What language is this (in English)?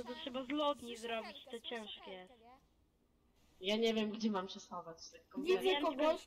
Polish